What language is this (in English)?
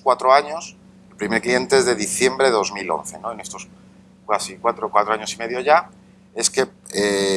Spanish